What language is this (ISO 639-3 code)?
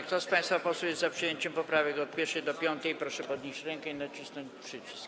pol